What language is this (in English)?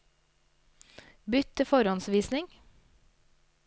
Norwegian